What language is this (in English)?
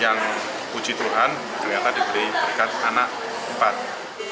Indonesian